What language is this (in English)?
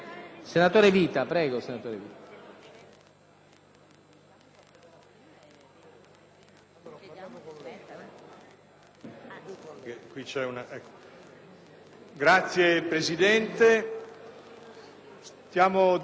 Italian